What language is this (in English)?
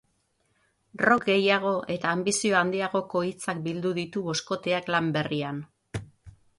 Basque